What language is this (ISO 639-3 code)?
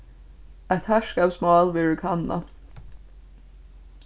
fao